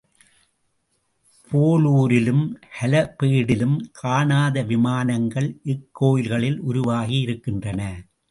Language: Tamil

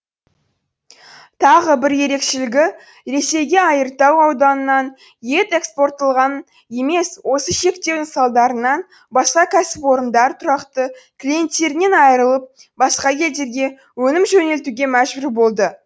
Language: Kazakh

